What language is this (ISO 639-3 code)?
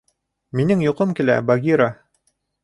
bak